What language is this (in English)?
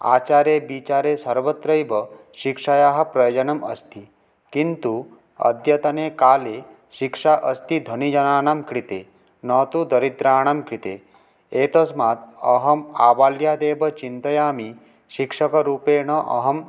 Sanskrit